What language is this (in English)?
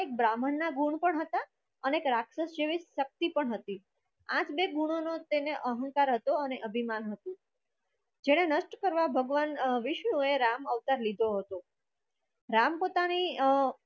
Gujarati